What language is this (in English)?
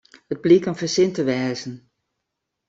Western Frisian